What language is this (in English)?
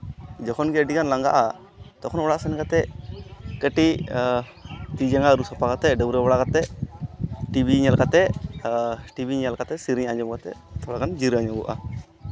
Santali